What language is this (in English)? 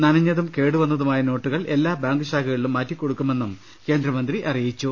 Malayalam